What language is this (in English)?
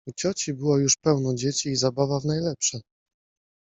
Polish